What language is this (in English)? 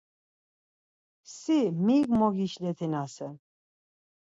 Laz